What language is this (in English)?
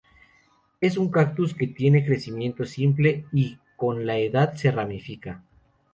Spanish